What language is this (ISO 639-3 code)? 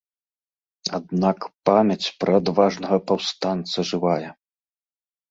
bel